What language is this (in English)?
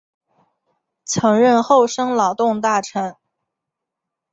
Chinese